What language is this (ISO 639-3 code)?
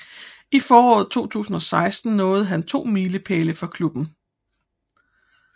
dan